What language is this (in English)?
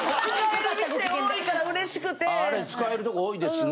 Japanese